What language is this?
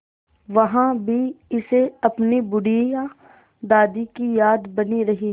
Hindi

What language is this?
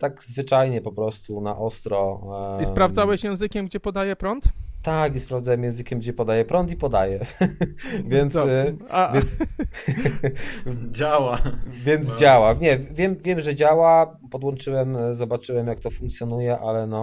Polish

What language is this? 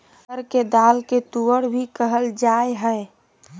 Magahi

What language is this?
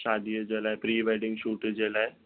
Sindhi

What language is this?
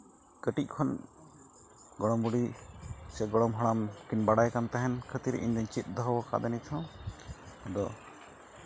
Santali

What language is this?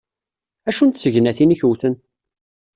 Kabyle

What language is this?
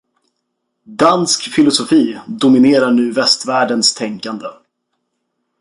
Swedish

